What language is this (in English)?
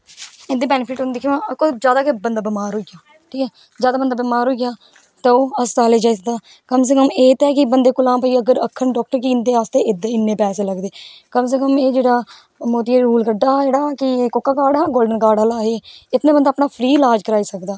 Dogri